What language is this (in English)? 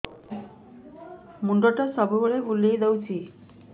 Odia